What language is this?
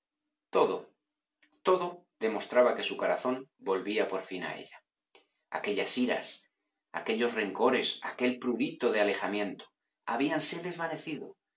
Spanish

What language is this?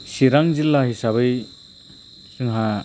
Bodo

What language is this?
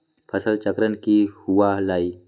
Magahi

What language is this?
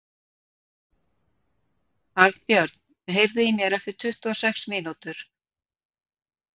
Icelandic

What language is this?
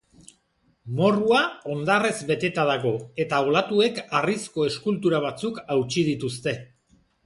Basque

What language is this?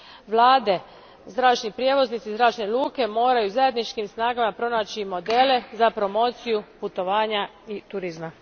Croatian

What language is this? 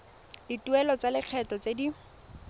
Tswana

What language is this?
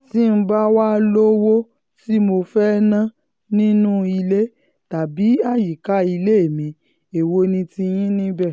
Yoruba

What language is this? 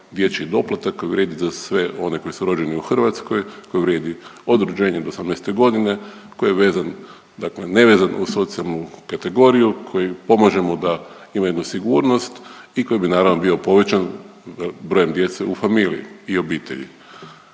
Croatian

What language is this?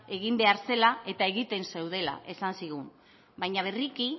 Basque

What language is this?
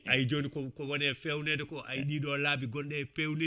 Fula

